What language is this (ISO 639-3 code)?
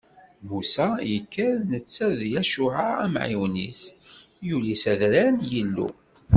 kab